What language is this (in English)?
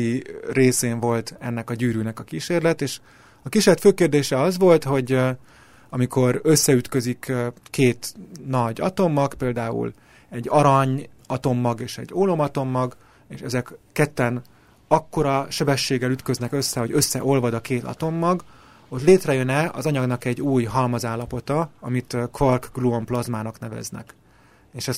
Hungarian